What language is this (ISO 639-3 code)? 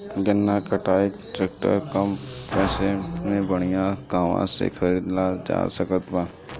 bho